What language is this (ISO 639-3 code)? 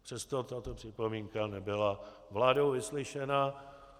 ces